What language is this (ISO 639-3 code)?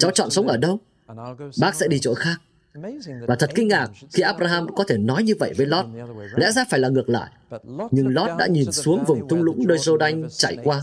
vie